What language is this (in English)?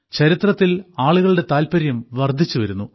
Malayalam